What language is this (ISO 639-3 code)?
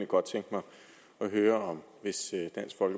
dan